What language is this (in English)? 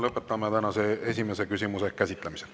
Estonian